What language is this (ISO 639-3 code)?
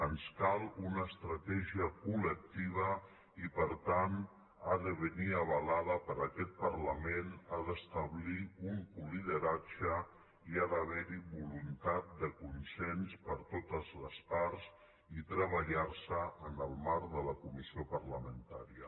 cat